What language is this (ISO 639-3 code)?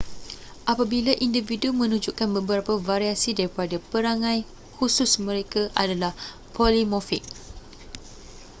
msa